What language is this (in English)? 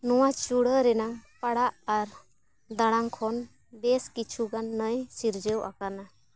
Santali